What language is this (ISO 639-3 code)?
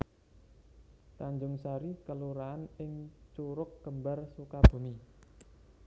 jav